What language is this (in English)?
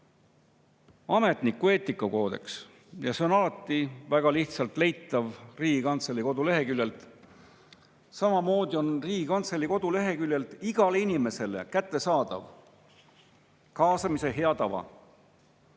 Estonian